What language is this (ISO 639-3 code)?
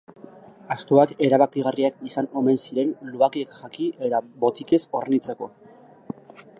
eus